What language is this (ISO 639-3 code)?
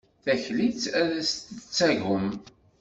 kab